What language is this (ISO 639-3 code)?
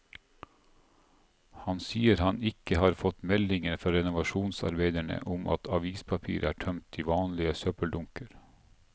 nor